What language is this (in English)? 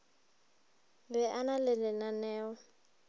Northern Sotho